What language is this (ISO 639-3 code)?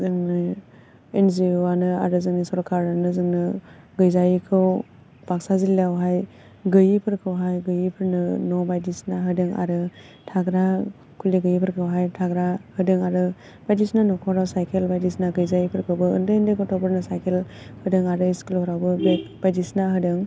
brx